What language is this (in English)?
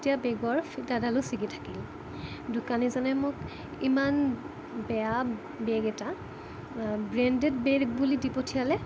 Assamese